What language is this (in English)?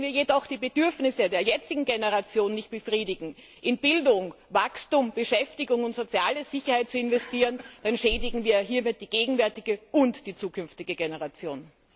German